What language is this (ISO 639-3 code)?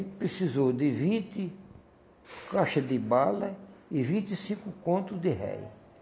por